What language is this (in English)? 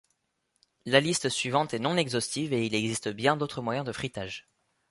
French